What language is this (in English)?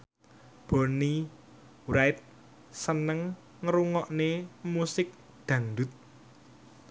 Javanese